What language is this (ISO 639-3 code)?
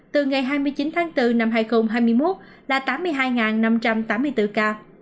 vie